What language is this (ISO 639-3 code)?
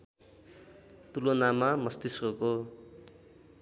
nep